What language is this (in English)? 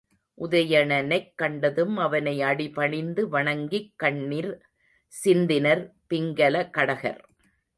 Tamil